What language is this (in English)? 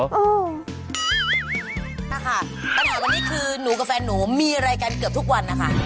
Thai